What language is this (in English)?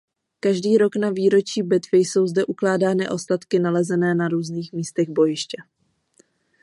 Czech